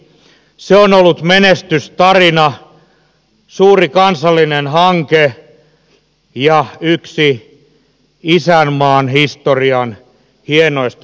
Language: Finnish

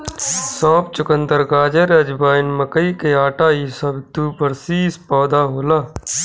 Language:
Bhojpuri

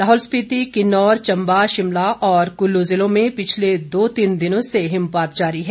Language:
Hindi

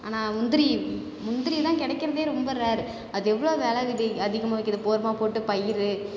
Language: Tamil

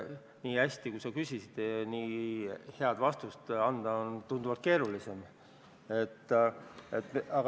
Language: Estonian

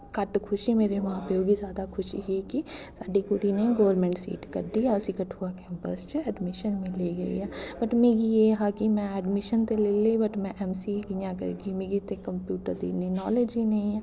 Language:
Dogri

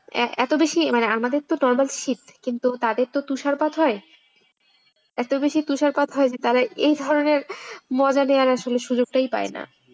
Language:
Bangla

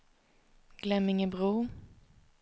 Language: Swedish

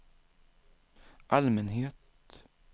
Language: Swedish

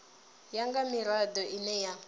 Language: Venda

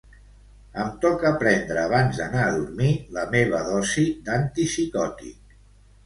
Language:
Catalan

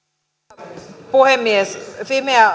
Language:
Finnish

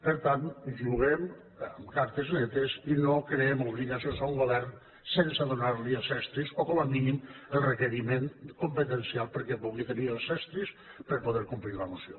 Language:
Catalan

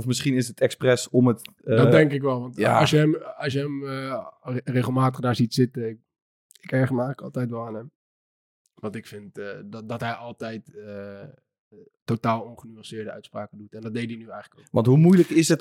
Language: Dutch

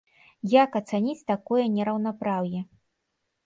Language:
Belarusian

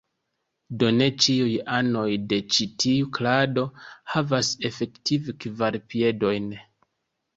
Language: Esperanto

